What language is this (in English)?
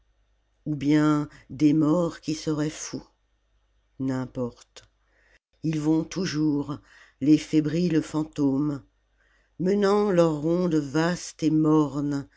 French